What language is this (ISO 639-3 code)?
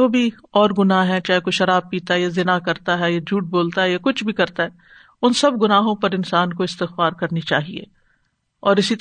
urd